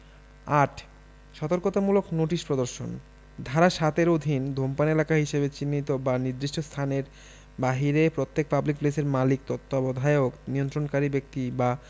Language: Bangla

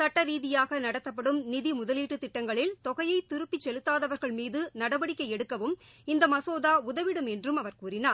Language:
Tamil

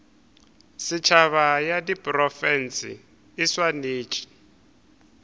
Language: Northern Sotho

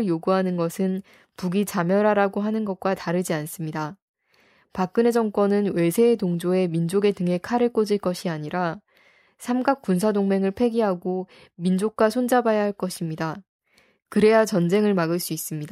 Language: Korean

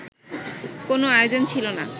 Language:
Bangla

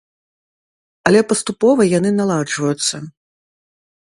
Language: Belarusian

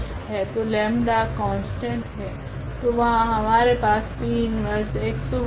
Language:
Hindi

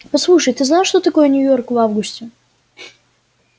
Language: Russian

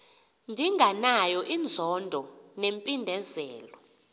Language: Xhosa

